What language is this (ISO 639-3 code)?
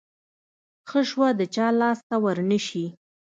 pus